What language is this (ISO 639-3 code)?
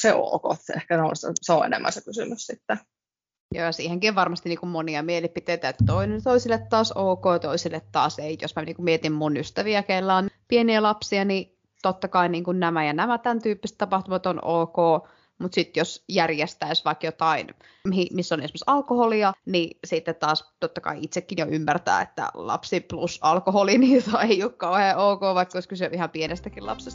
fin